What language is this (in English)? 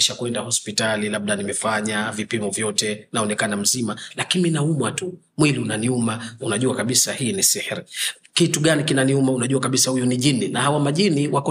Swahili